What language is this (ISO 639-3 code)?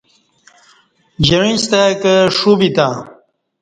bsh